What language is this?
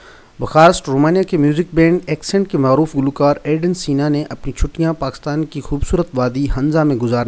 Urdu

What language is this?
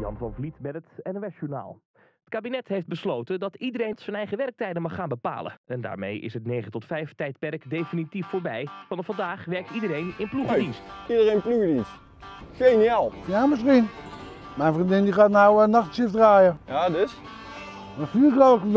Dutch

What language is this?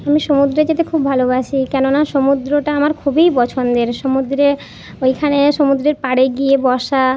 Bangla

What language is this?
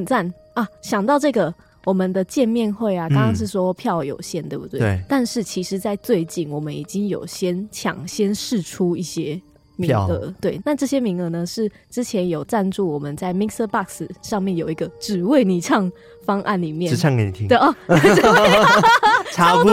Chinese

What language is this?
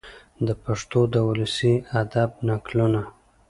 Pashto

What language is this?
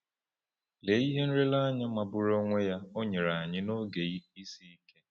Igbo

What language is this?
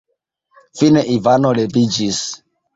Esperanto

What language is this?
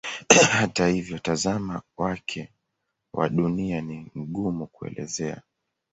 Swahili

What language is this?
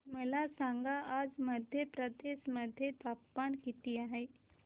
Marathi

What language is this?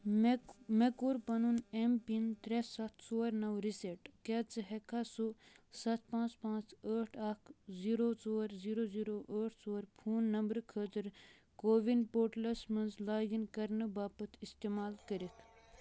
Kashmiri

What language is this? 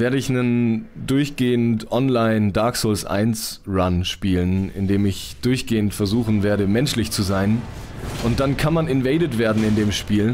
German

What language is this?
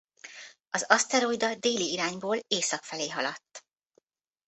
Hungarian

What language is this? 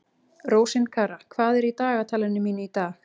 Icelandic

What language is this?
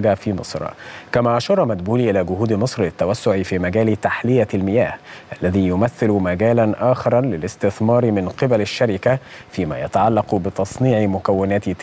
Arabic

